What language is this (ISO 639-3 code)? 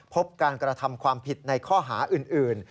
tha